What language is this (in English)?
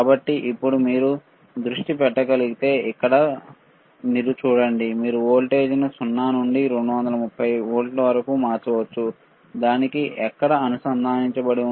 Telugu